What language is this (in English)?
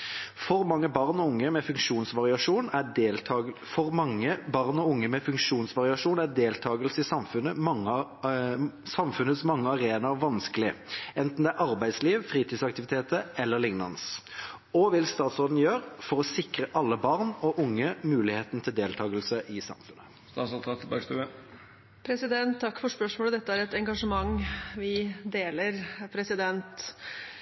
Norwegian Bokmål